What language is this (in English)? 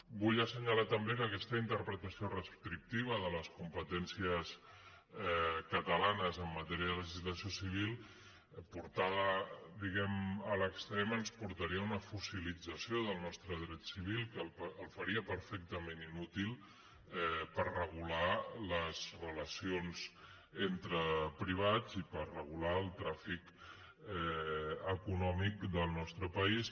Catalan